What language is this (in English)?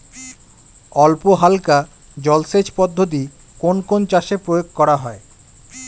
Bangla